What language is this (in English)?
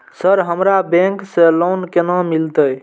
Maithili